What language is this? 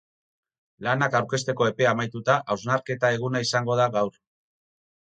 Basque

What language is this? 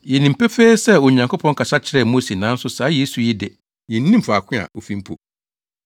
Akan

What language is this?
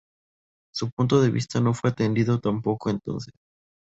Spanish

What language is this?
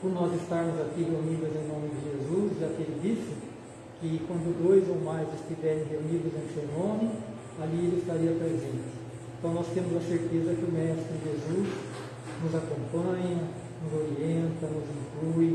Portuguese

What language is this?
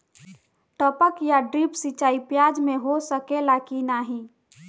Bhojpuri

